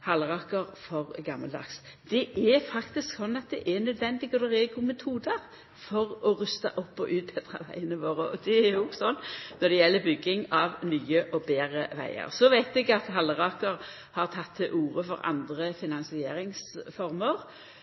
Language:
Norwegian Nynorsk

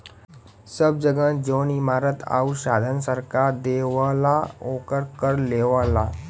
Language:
Bhojpuri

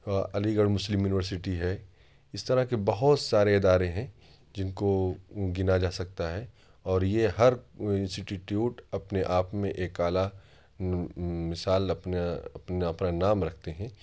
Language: Urdu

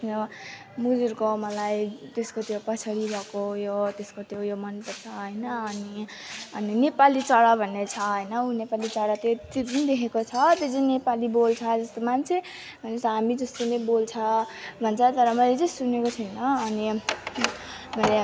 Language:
Nepali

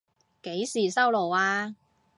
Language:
Cantonese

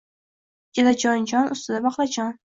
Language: Uzbek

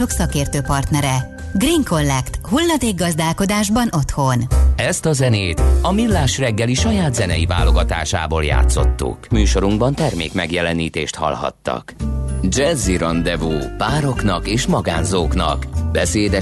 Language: Hungarian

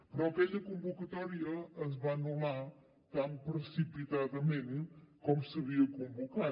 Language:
Catalan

